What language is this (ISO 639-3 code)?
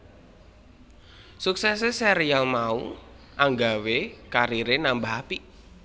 jav